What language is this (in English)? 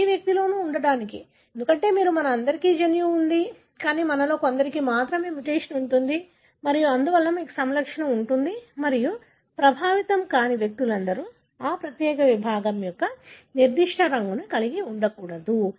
Telugu